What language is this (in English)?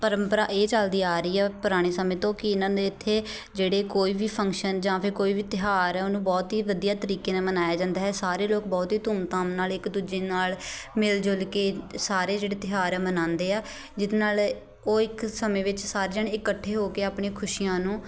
Punjabi